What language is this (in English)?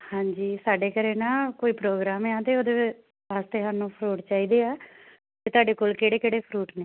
Punjabi